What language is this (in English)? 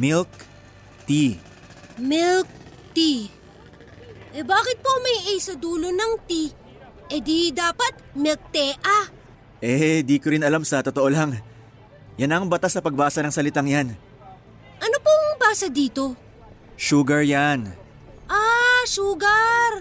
Filipino